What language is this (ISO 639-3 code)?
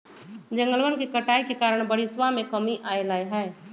mag